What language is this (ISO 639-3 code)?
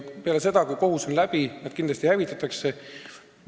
est